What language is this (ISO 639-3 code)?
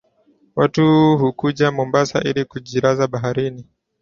swa